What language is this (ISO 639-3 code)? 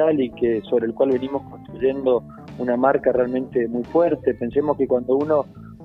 spa